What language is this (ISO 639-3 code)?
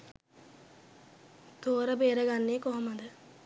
sin